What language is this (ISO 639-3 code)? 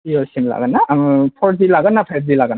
brx